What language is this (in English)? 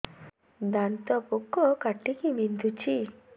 Odia